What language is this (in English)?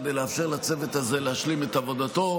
Hebrew